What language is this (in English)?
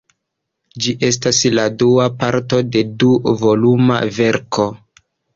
Esperanto